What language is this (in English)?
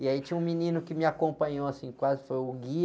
Portuguese